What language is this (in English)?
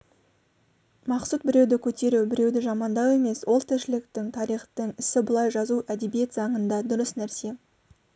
Kazakh